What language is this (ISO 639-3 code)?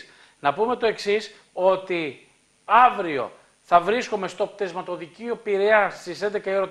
ell